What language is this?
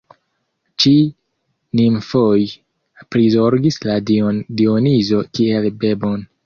Esperanto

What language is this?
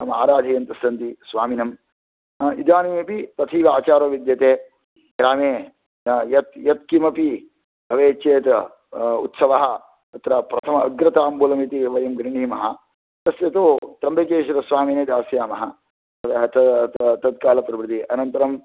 Sanskrit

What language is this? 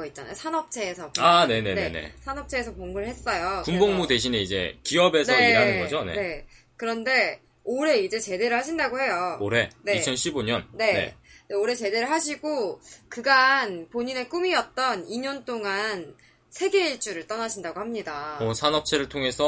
Korean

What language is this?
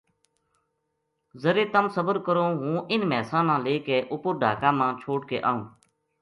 Gujari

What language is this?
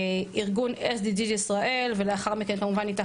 Hebrew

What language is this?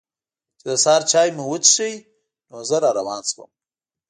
Pashto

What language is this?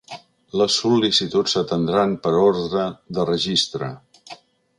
Catalan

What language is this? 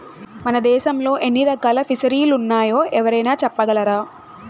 Telugu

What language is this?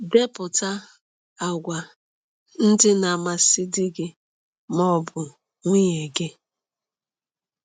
Igbo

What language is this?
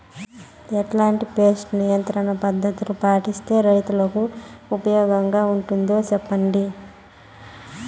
Telugu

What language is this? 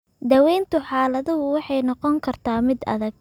Somali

